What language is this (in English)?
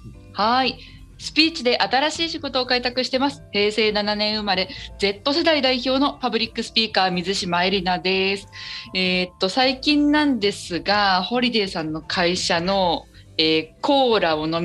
Japanese